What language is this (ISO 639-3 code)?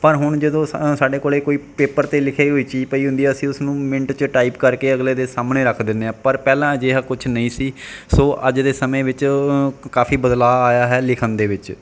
pan